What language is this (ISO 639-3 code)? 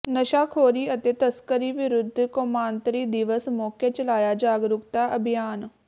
pan